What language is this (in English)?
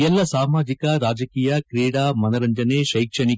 Kannada